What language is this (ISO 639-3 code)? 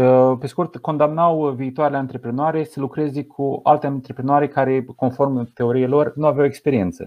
ron